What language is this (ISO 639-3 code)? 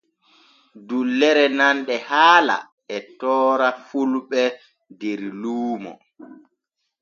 fue